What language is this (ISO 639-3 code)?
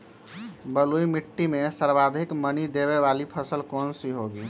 mag